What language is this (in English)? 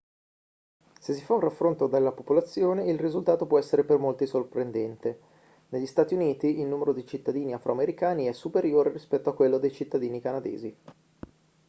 Italian